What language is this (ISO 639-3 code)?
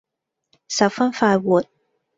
yue